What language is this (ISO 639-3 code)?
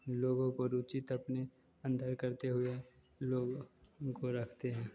hin